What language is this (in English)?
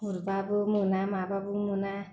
Bodo